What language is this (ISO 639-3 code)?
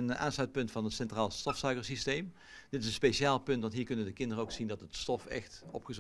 nld